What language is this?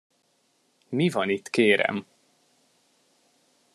Hungarian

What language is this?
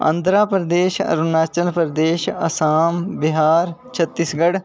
Dogri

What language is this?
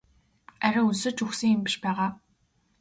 Mongolian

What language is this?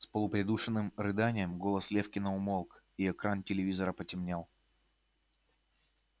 Russian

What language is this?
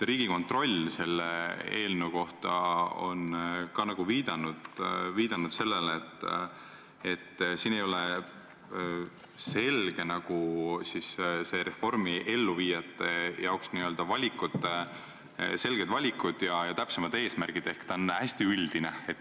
Estonian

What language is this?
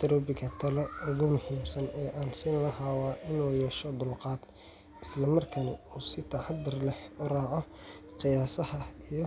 Somali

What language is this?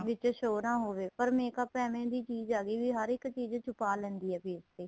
Punjabi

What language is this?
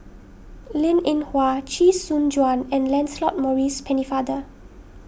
English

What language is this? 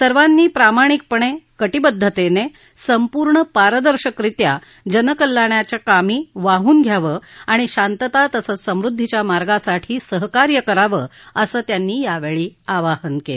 Marathi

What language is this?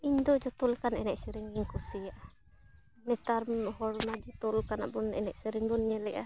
Santali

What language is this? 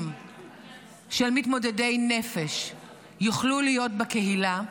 Hebrew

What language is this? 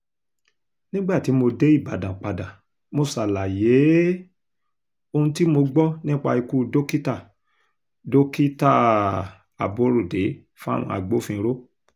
Yoruba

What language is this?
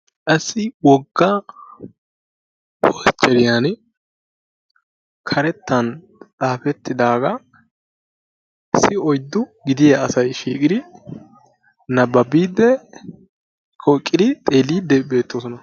Wolaytta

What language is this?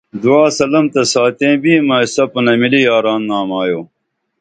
Dameli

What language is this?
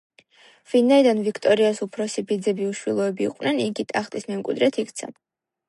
Georgian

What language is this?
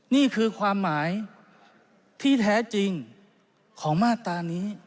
Thai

